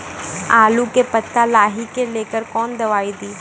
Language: Maithili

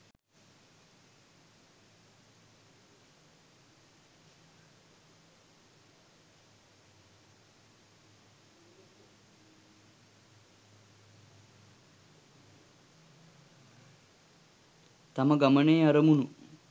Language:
Sinhala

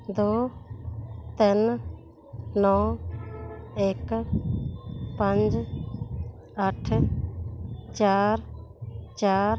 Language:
Punjabi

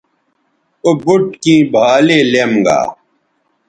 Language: Bateri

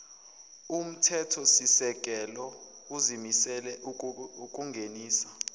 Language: Zulu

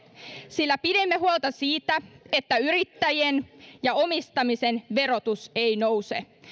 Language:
Finnish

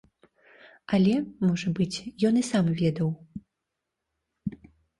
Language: Belarusian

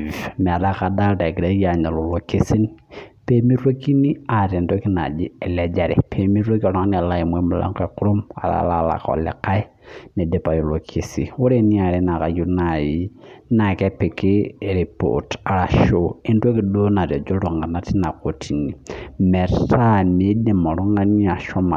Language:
Masai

